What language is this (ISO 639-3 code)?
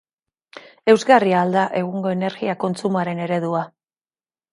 eus